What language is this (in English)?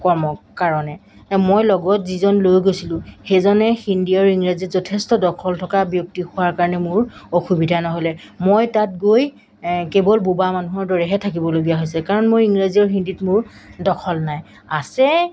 Assamese